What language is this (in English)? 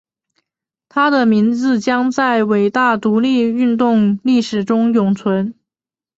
Chinese